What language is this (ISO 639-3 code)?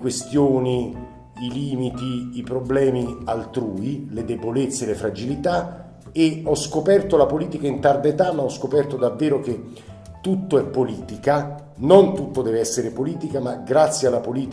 ita